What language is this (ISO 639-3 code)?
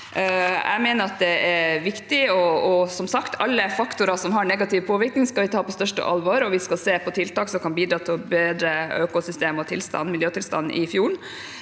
nor